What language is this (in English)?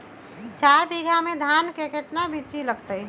Magahi